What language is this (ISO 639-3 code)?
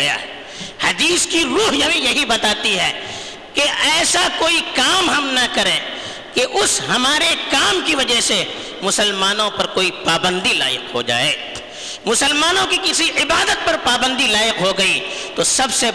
urd